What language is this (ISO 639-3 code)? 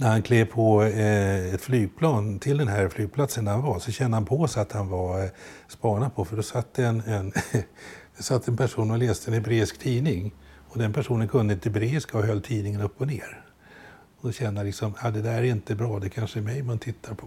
swe